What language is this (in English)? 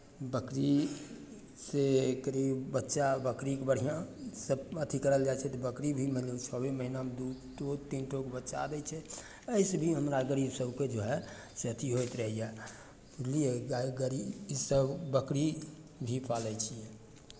Maithili